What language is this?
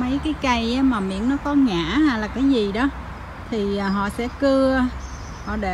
Vietnamese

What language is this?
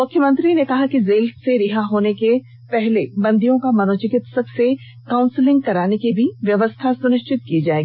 Hindi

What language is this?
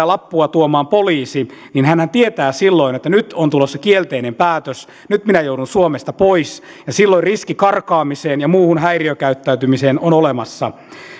Finnish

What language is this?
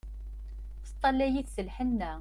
Kabyle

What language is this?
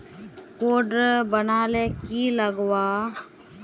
Magahi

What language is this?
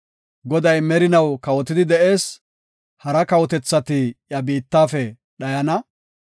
Gofa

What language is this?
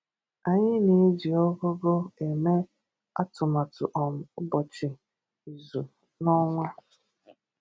Igbo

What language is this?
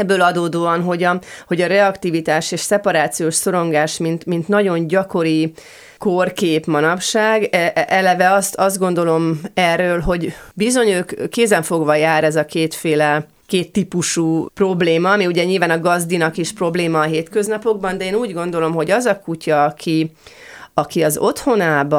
Hungarian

